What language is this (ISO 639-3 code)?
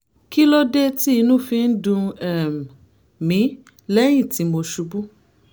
yor